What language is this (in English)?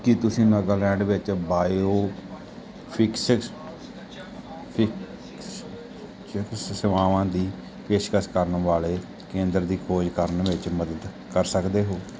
Punjabi